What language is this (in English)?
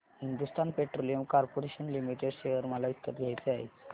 Marathi